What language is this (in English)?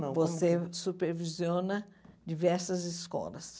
Portuguese